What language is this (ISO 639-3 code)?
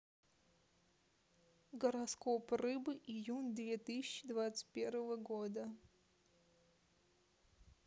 rus